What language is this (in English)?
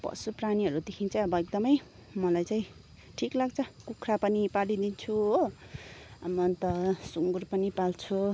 Nepali